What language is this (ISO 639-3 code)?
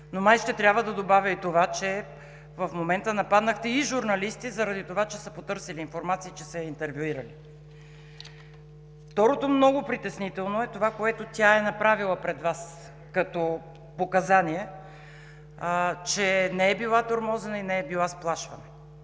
bul